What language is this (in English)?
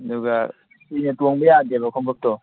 Manipuri